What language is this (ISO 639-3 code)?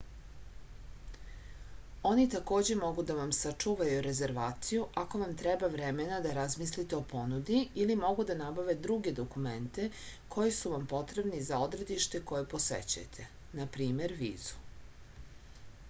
srp